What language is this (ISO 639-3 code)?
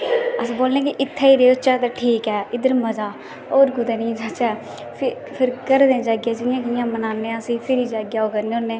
doi